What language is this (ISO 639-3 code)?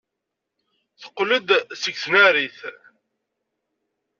kab